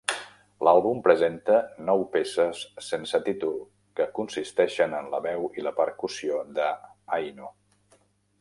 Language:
Catalan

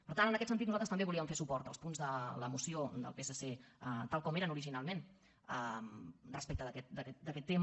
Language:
Catalan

